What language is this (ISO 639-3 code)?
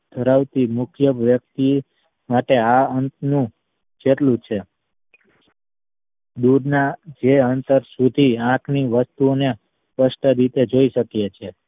guj